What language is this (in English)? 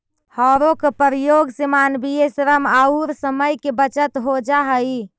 Magahi